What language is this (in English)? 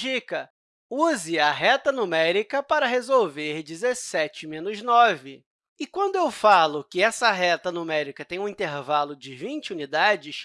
Portuguese